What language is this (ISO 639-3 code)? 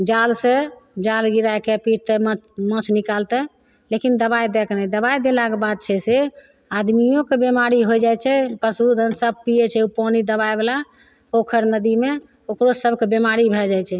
mai